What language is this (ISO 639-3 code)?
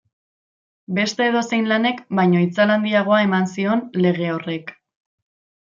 eus